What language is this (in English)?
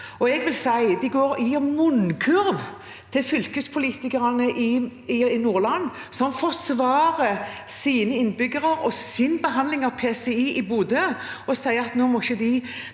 Norwegian